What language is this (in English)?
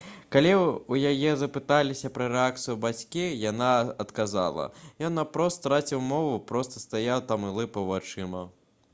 Belarusian